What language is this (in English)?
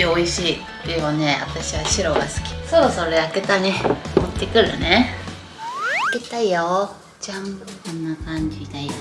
Japanese